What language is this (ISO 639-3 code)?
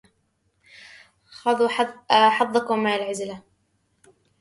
ara